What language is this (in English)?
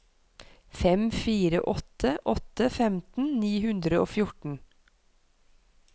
Norwegian